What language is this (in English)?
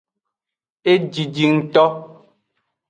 Aja (Benin)